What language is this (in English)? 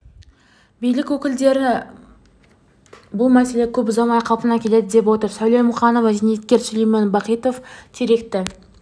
Kazakh